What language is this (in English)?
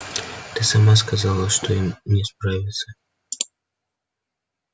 Russian